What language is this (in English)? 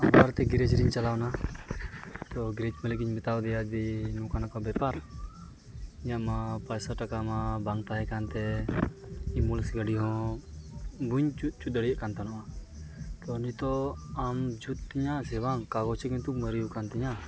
Santali